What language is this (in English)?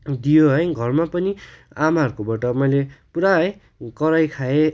Nepali